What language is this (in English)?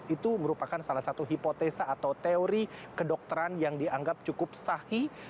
Indonesian